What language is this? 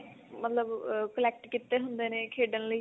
Punjabi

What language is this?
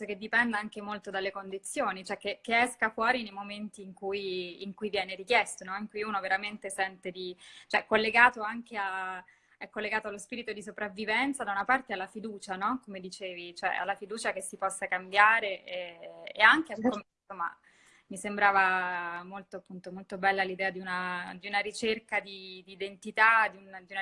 Italian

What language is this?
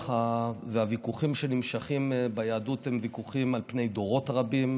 Hebrew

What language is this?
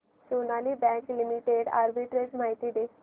Marathi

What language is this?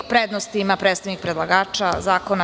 Serbian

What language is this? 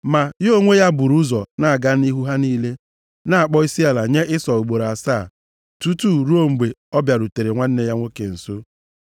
Igbo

